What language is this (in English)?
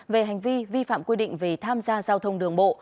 Vietnamese